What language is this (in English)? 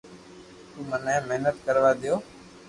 Loarki